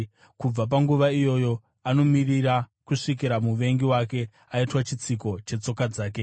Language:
Shona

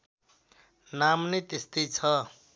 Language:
Nepali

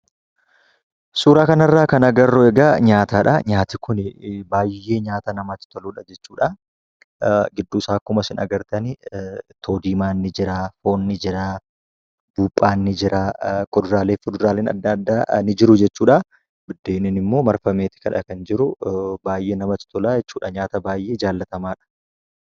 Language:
Oromo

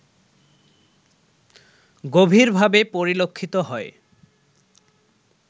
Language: Bangla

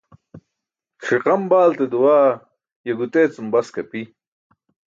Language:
Burushaski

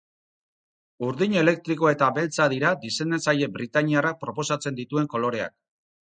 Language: Basque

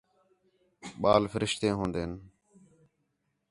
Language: Khetrani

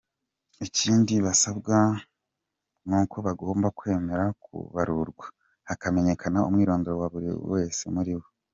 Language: Kinyarwanda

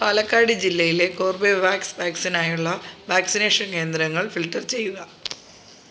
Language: Malayalam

